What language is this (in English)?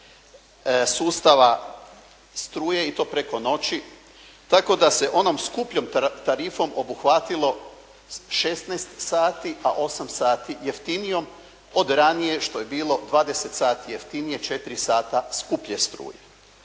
Croatian